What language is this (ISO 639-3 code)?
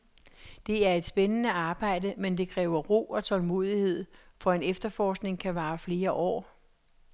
dan